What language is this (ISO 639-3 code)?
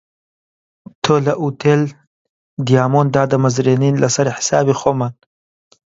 ckb